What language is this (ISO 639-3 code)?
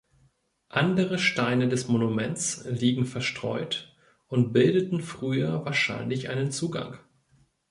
deu